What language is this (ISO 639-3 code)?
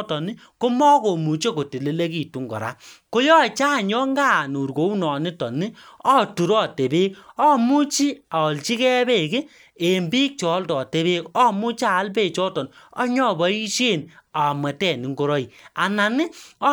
kln